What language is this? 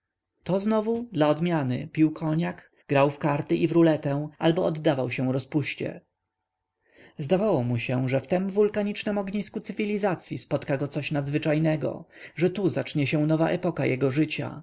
Polish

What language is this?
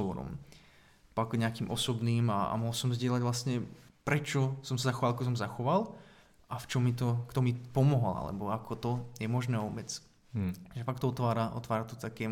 Czech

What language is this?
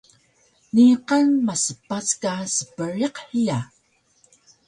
Taroko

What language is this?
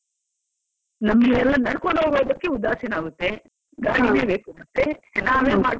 Kannada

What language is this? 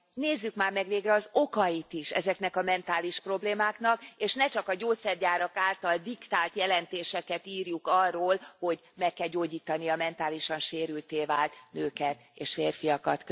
Hungarian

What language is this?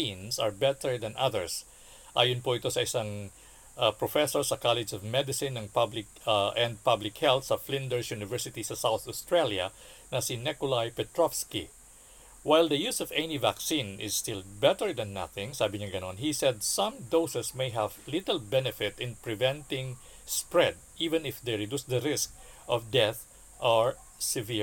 Filipino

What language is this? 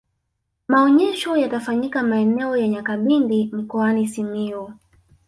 Swahili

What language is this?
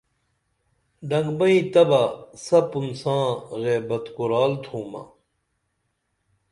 Dameli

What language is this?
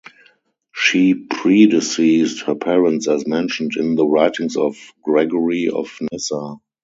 English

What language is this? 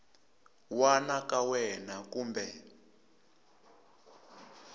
Tsonga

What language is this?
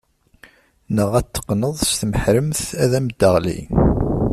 Kabyle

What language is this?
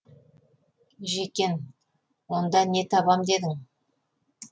Kazakh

